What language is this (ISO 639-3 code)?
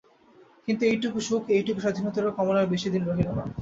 ben